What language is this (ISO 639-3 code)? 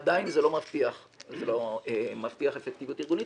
heb